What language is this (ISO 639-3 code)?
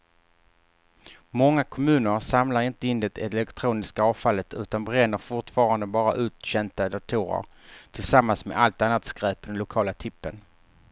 swe